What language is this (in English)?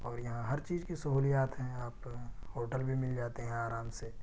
Urdu